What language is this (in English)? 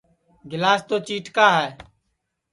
Sansi